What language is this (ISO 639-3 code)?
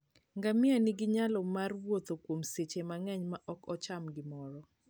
luo